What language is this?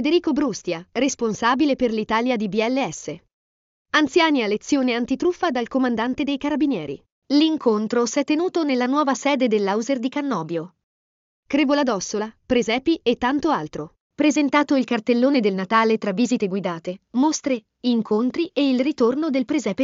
Italian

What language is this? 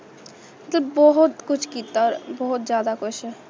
Punjabi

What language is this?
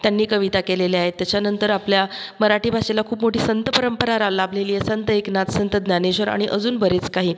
Marathi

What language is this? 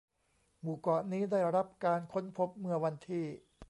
Thai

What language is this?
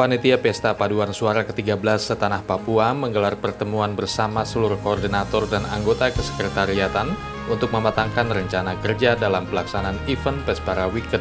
Indonesian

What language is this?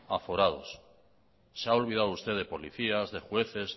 Spanish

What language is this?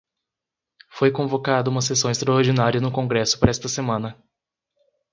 Portuguese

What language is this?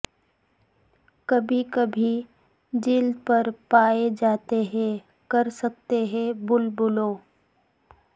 Urdu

